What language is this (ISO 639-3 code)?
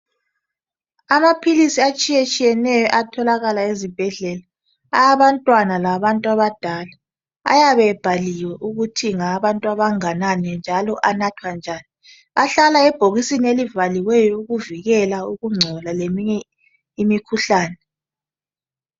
nde